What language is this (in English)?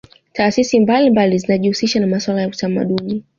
Swahili